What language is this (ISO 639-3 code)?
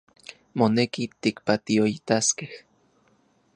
ncx